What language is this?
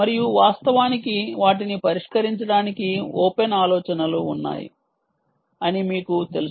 Telugu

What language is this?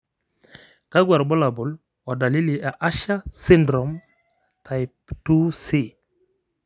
Masai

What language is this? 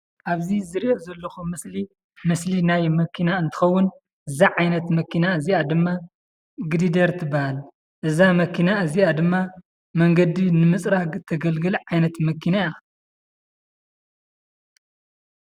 Tigrinya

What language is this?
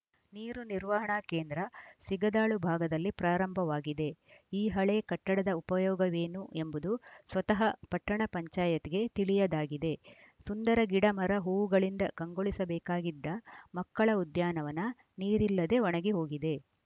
Kannada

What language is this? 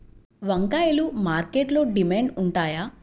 Telugu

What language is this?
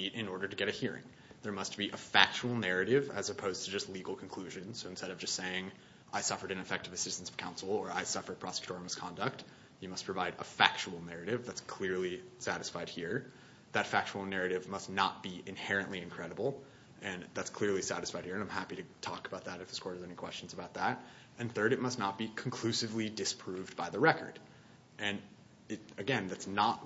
English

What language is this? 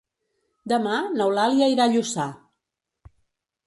Catalan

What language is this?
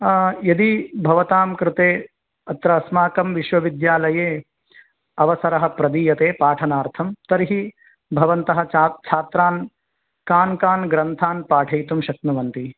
Sanskrit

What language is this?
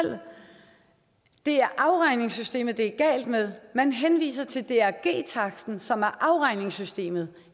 Danish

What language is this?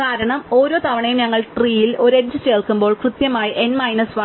Malayalam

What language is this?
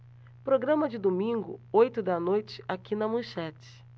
Portuguese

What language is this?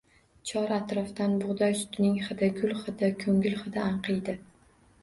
Uzbek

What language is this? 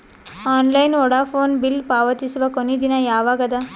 Kannada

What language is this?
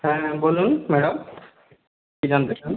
Bangla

